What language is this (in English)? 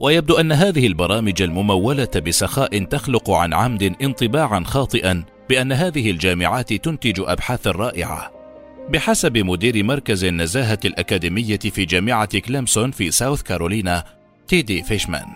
Arabic